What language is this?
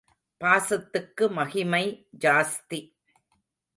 Tamil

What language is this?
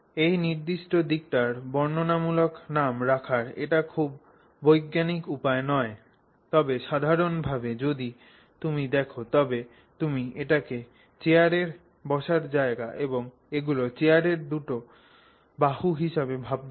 Bangla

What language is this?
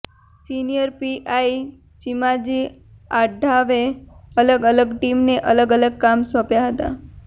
Gujarati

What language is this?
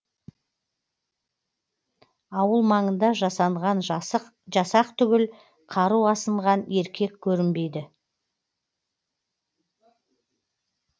Kazakh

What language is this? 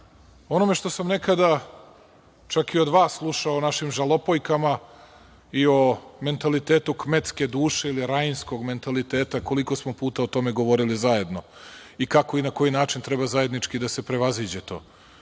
Serbian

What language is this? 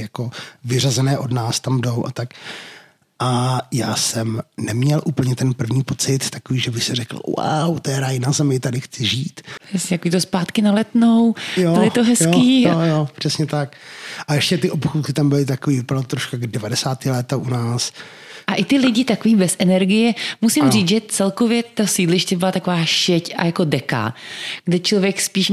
Czech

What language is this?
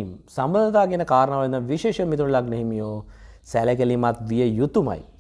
Indonesian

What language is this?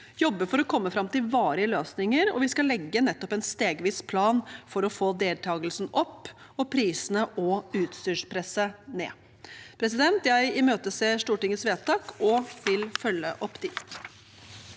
Norwegian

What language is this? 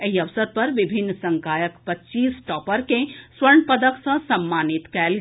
Maithili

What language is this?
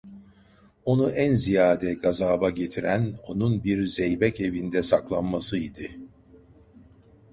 Turkish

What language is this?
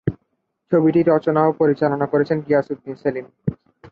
Bangla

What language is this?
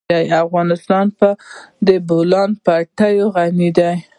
Pashto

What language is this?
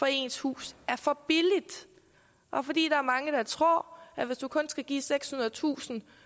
Danish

